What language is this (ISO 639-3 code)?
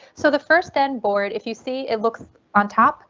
eng